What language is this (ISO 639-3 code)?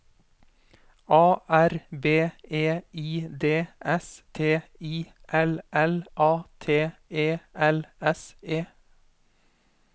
nor